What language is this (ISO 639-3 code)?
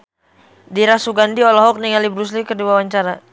sun